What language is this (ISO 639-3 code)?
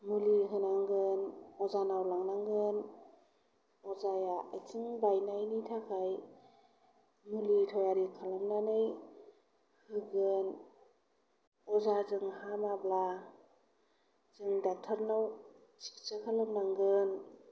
brx